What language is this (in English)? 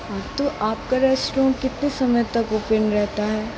Hindi